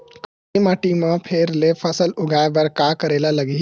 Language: Chhattisgarhi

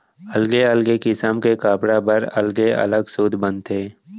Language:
Chhattisgarhi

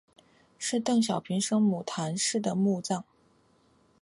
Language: Chinese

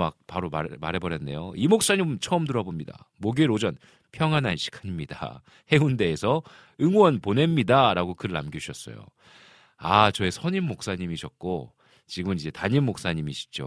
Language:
Korean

